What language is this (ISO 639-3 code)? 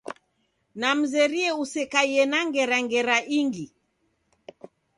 dav